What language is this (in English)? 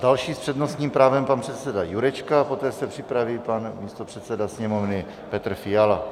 Czech